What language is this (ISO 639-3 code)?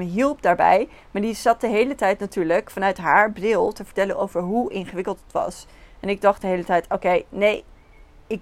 nld